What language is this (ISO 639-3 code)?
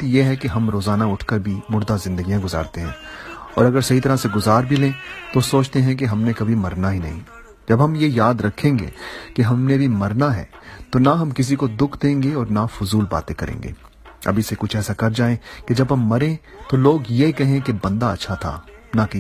urd